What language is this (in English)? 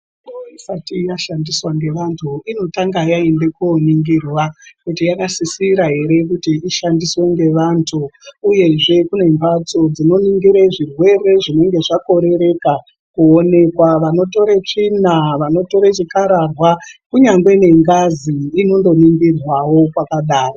Ndau